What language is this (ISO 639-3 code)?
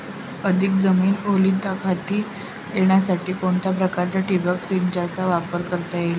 mar